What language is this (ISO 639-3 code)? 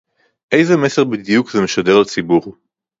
heb